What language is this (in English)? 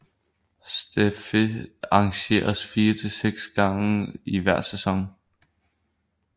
Danish